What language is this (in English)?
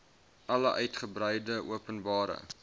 Afrikaans